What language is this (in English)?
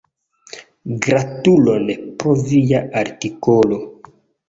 Esperanto